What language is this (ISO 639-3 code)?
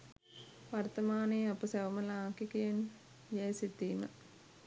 sin